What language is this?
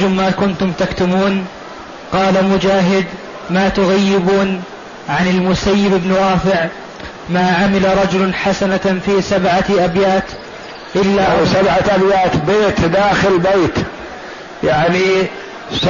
Arabic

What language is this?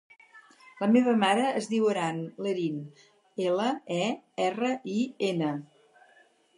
Catalan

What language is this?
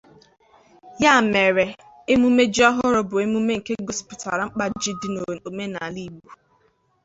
Igbo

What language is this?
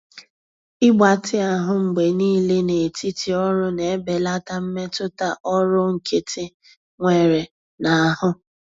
Igbo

